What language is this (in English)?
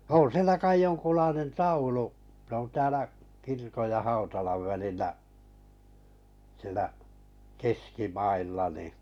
Finnish